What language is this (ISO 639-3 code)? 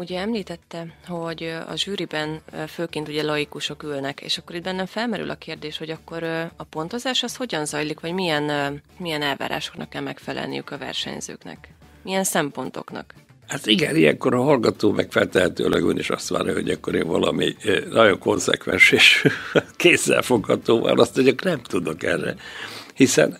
hun